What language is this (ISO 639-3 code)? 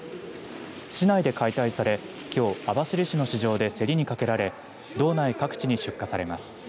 jpn